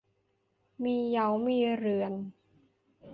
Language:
Thai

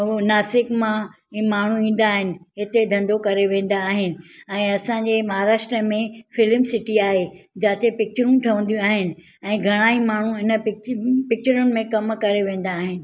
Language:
Sindhi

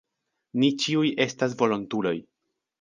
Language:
Esperanto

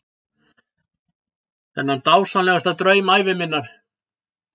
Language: Icelandic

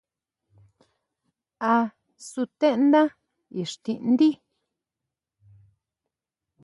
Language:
Huautla Mazatec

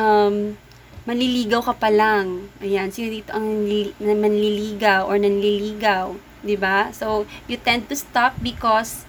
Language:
Filipino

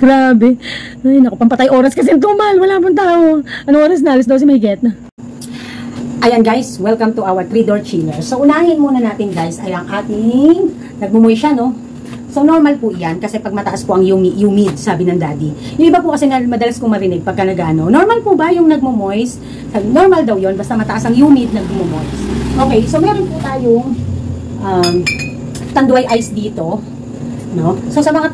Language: Filipino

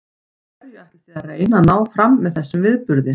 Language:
Icelandic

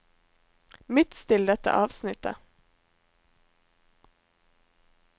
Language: Norwegian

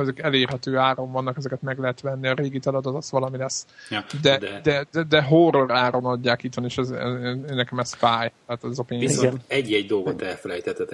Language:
Hungarian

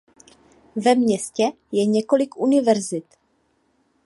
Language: Czech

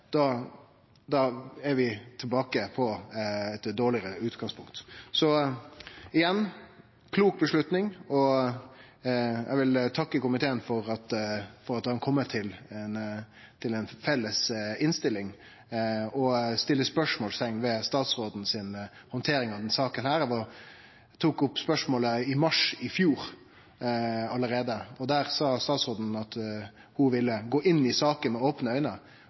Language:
Norwegian Nynorsk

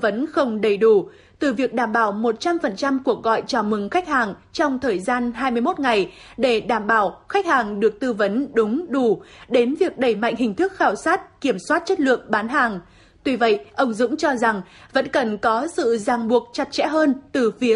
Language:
Vietnamese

